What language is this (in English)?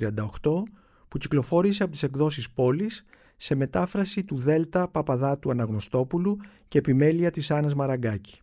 Greek